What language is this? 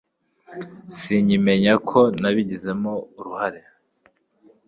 Kinyarwanda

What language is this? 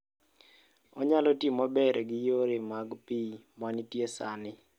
Luo (Kenya and Tanzania)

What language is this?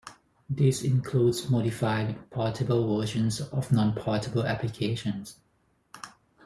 English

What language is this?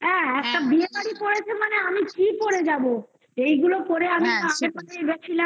Bangla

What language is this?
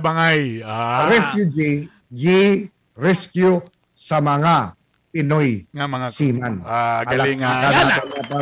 Filipino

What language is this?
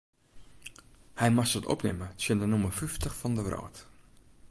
Western Frisian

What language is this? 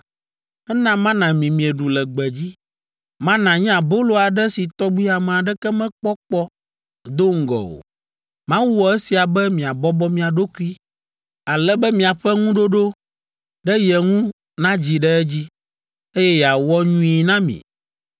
Ewe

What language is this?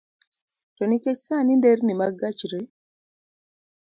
Luo (Kenya and Tanzania)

